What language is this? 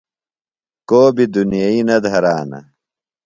Phalura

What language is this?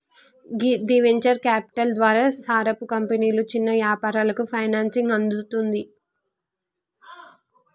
Telugu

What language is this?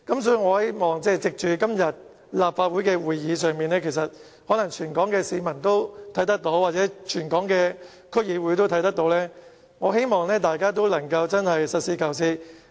Cantonese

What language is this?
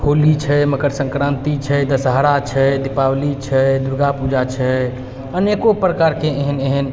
Maithili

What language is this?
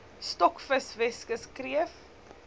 Afrikaans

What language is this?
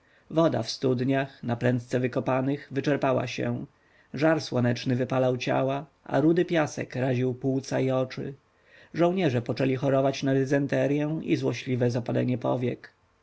Polish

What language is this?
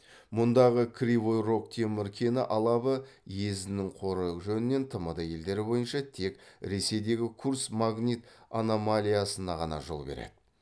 Kazakh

